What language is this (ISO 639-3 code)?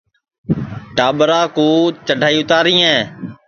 ssi